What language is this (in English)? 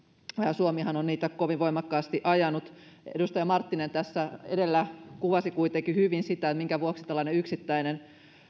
Finnish